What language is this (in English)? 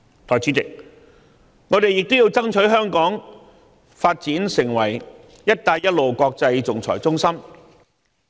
Cantonese